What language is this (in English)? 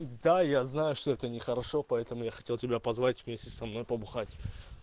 Russian